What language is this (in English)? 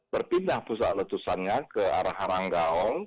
Indonesian